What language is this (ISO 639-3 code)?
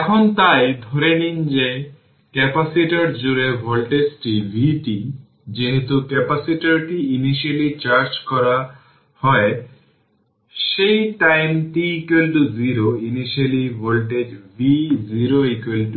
ben